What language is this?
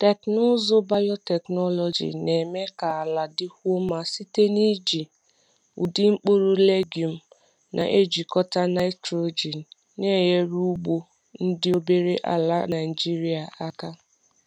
Igbo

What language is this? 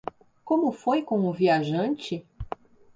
Portuguese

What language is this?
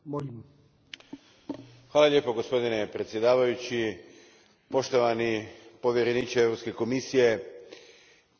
Croatian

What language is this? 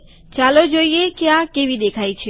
Gujarati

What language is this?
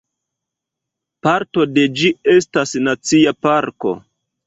Esperanto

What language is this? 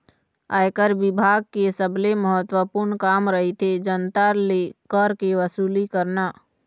Chhattisgarhi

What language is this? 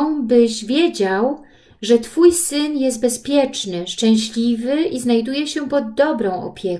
Polish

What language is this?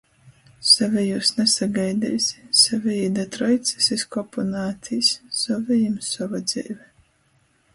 Latgalian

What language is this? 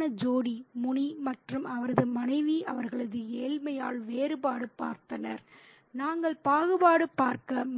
Tamil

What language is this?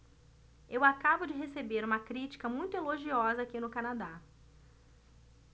Portuguese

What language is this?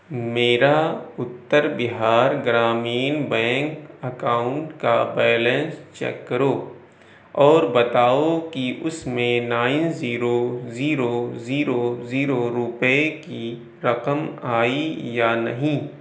Urdu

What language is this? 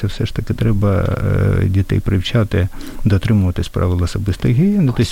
Ukrainian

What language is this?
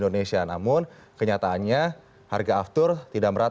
Indonesian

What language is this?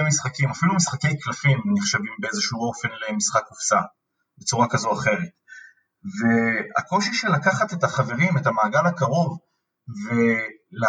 Hebrew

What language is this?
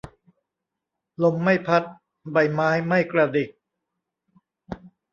Thai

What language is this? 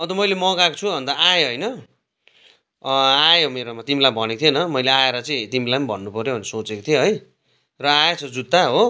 Nepali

